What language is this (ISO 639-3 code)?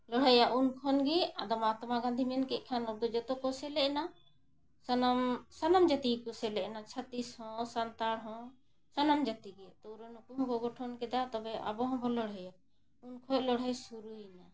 sat